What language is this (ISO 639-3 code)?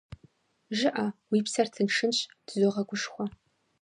kbd